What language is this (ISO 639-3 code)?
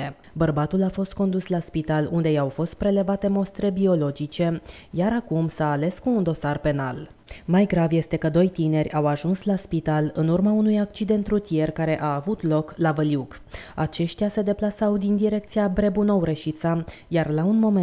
ron